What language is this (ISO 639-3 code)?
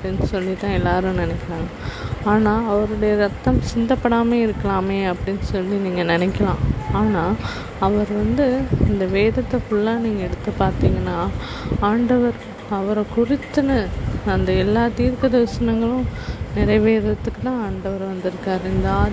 tam